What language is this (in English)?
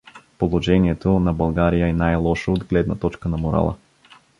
Bulgarian